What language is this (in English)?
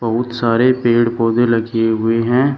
Hindi